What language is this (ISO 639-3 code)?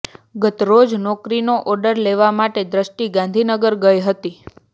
guj